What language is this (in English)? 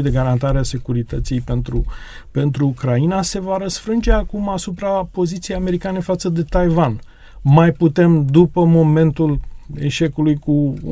Romanian